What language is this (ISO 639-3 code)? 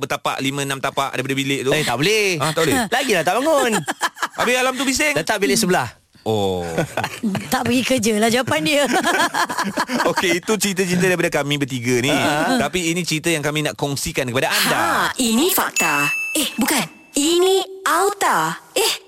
msa